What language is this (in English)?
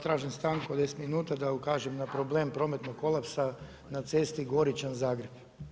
Croatian